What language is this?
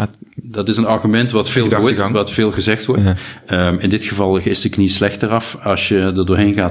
Dutch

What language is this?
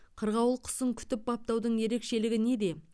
Kazakh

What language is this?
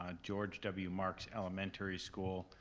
English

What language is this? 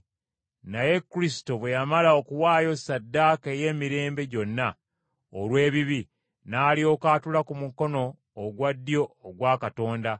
Ganda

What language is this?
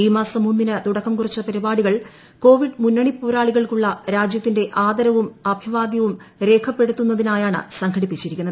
Malayalam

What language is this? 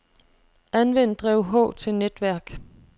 Danish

